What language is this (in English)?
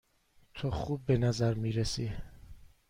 Persian